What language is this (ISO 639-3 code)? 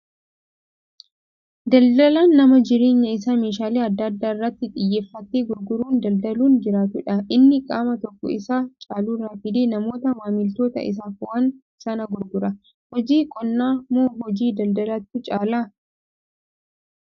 orm